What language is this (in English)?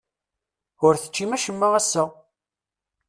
Kabyle